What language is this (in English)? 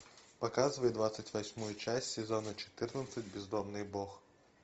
Russian